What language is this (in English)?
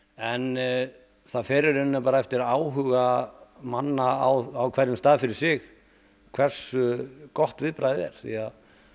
Icelandic